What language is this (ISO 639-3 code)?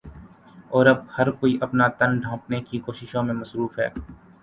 urd